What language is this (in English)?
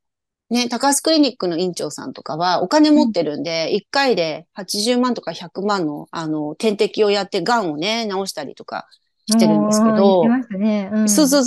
Japanese